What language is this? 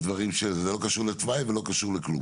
Hebrew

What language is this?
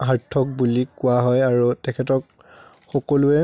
Assamese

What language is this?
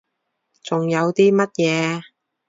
Cantonese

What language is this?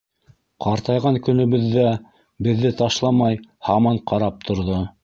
Bashkir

